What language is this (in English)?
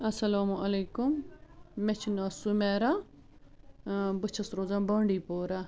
Kashmiri